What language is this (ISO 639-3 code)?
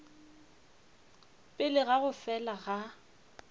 nso